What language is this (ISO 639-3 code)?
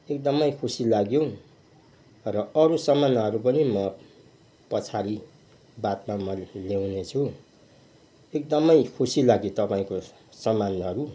nep